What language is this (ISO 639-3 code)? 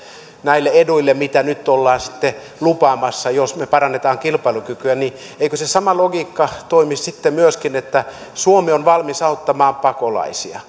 fin